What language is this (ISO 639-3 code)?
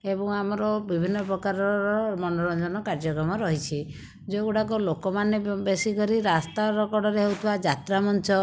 ori